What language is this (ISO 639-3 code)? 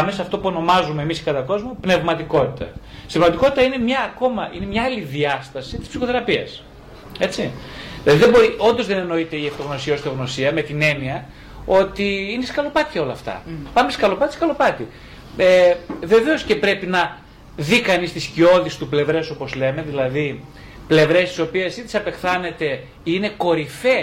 ell